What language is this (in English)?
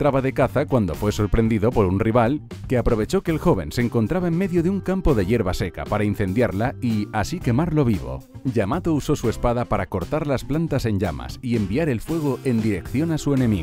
Spanish